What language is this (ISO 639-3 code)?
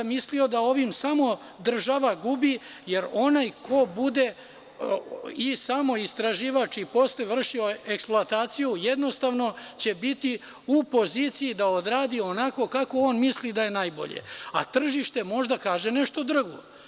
srp